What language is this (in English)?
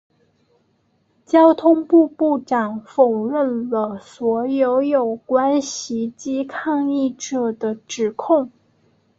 Chinese